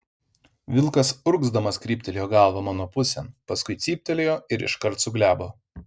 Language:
Lithuanian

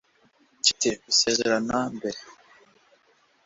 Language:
Kinyarwanda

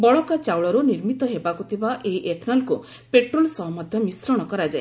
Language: Odia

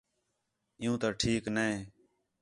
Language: Khetrani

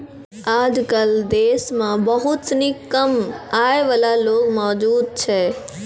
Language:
Maithili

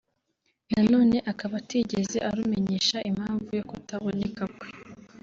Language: Kinyarwanda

